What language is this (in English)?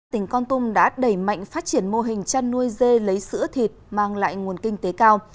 Vietnamese